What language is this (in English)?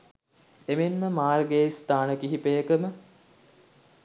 Sinhala